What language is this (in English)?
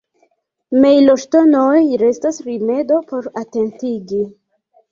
Esperanto